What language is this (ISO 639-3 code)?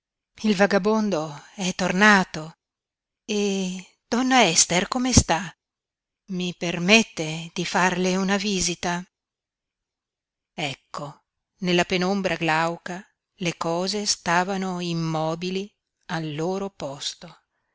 ita